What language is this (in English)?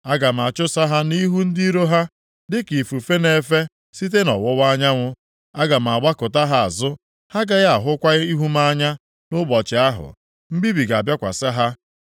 Igbo